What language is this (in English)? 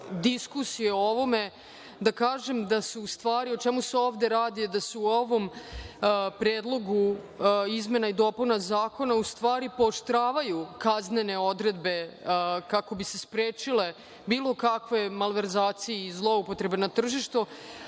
Serbian